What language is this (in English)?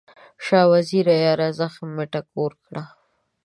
Pashto